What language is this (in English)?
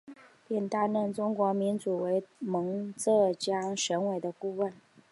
Chinese